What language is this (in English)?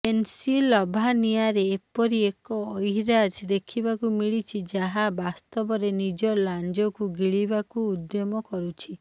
Odia